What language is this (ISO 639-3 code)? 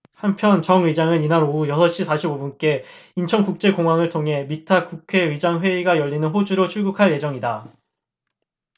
kor